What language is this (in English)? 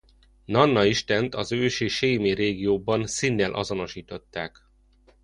Hungarian